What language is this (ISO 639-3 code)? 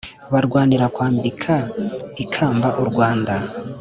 kin